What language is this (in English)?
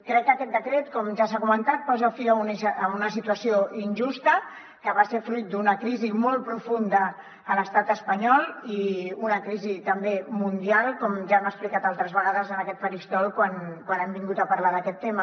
Catalan